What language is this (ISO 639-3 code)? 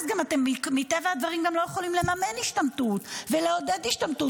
heb